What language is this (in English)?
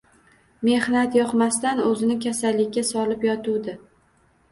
Uzbek